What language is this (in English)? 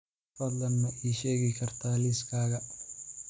Somali